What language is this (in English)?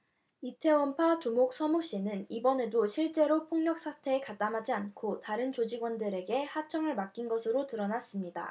Korean